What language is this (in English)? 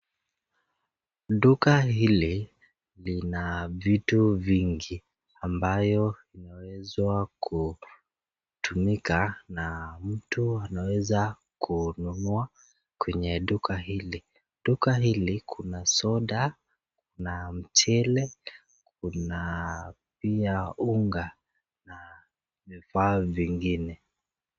Swahili